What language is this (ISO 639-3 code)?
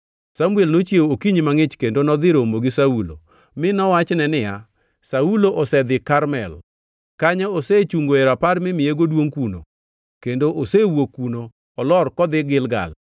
luo